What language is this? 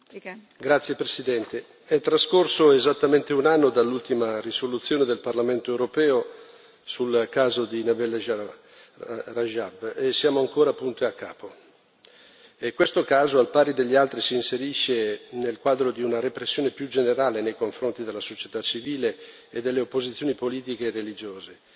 Italian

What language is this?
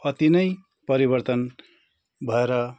Nepali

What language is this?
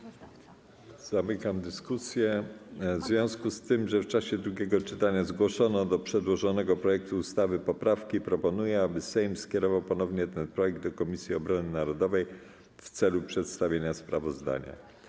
Polish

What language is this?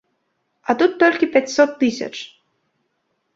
Belarusian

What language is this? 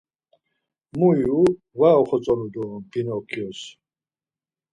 Laz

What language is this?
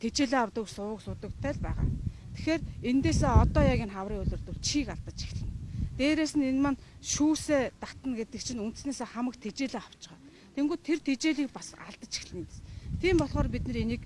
Turkish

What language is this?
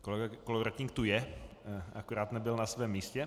Czech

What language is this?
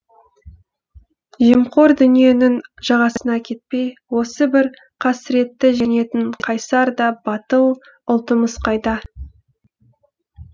Kazakh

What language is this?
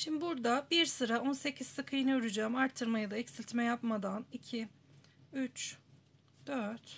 Turkish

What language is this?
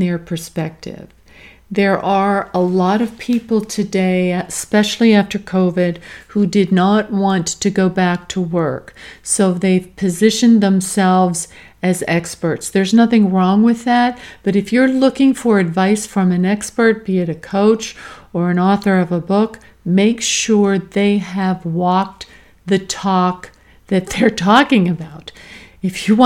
English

